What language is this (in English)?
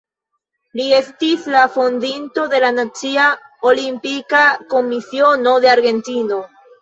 Esperanto